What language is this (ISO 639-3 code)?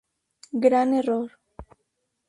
spa